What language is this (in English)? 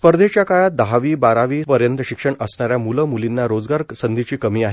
Marathi